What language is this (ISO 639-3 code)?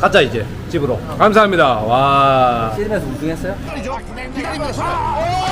kor